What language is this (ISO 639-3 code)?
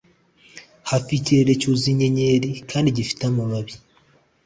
kin